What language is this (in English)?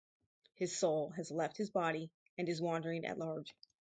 English